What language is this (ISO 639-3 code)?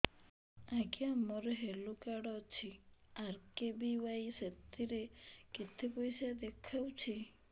ori